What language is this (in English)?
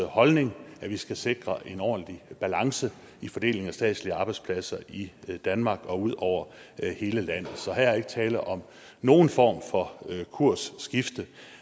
Danish